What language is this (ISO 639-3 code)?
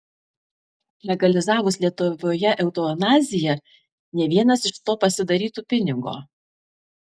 lit